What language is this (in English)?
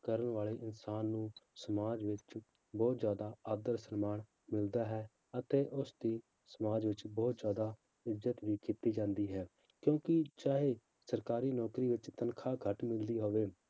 Punjabi